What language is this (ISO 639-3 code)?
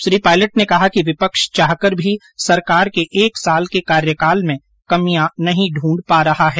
hin